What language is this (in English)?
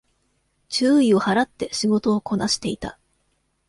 Japanese